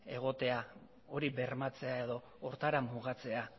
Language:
Basque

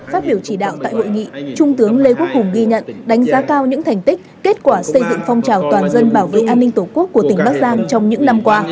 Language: Vietnamese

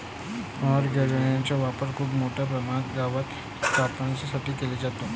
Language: Marathi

